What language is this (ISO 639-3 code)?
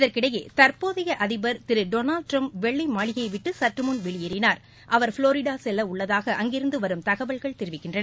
tam